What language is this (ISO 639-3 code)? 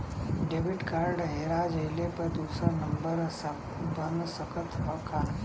bho